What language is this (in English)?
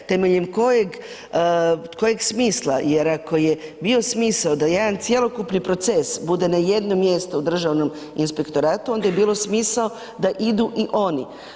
Croatian